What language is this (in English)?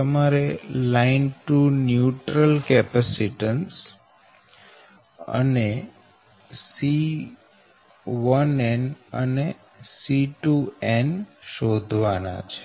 Gujarati